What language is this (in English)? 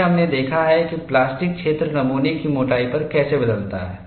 Hindi